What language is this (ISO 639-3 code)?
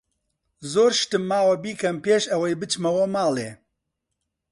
ckb